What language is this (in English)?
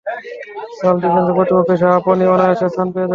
Bangla